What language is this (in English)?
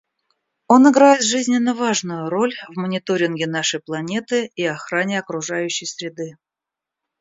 Russian